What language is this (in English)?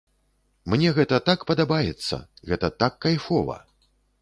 Belarusian